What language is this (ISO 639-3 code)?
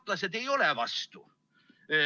est